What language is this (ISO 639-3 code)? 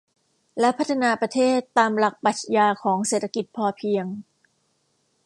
tha